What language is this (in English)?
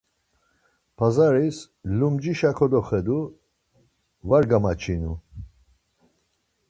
Laz